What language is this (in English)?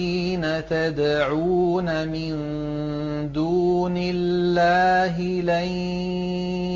Arabic